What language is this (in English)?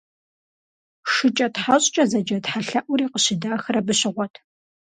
Kabardian